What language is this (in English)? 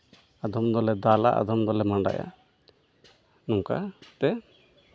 Santali